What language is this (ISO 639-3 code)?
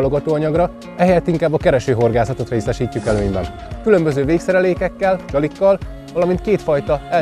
hun